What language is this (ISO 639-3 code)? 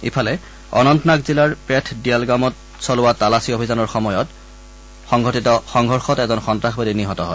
asm